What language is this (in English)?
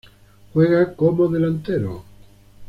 Spanish